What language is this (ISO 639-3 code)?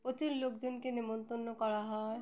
ben